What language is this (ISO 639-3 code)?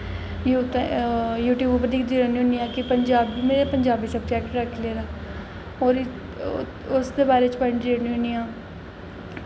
doi